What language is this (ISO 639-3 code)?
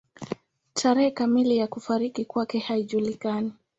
swa